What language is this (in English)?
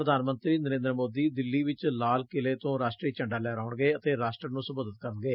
Punjabi